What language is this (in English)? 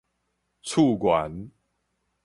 Min Nan Chinese